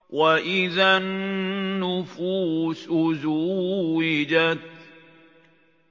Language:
Arabic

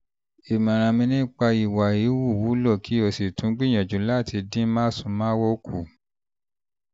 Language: Yoruba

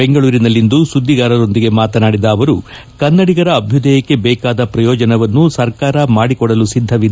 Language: Kannada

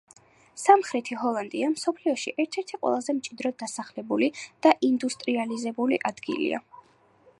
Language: Georgian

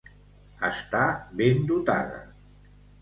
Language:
Catalan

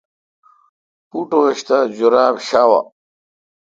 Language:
Kalkoti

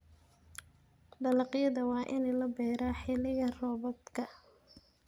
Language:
Somali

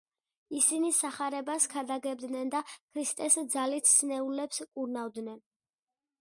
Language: Georgian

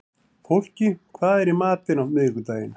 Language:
Icelandic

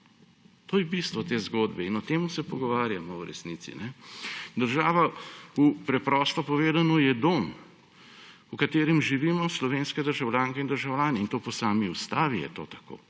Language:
Slovenian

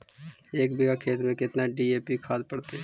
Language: Magahi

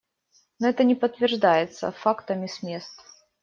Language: Russian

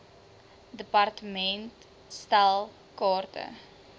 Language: Afrikaans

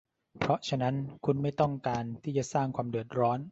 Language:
Thai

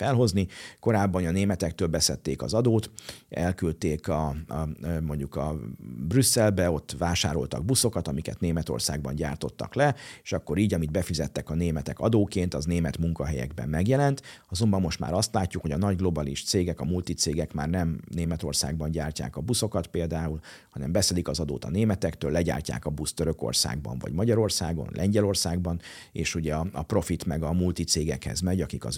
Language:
Hungarian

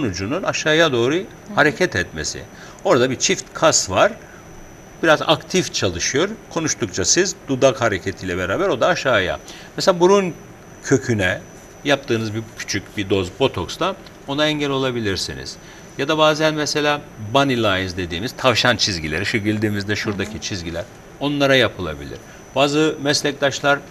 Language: Turkish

